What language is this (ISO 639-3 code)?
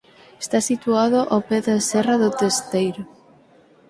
glg